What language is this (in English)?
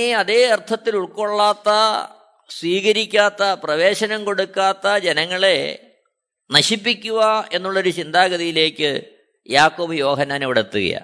Malayalam